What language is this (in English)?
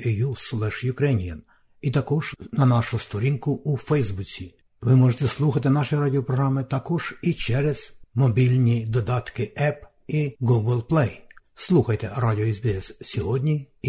Ukrainian